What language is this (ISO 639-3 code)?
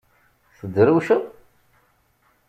kab